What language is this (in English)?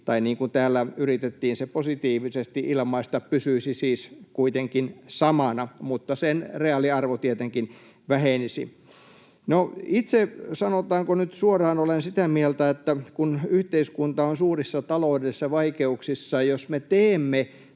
Finnish